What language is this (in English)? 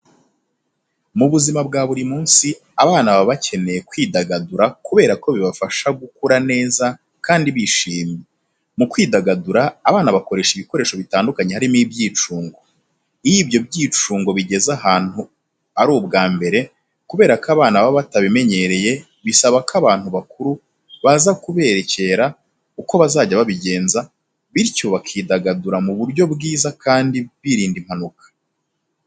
Kinyarwanda